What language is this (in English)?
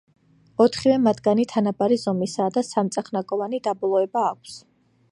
Georgian